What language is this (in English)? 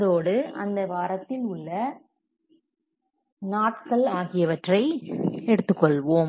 Tamil